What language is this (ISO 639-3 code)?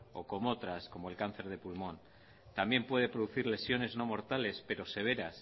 spa